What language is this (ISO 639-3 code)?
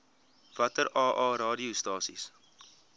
afr